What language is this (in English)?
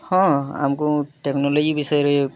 Odia